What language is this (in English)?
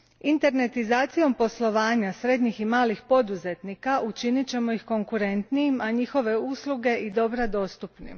Croatian